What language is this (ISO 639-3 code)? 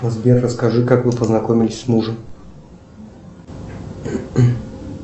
rus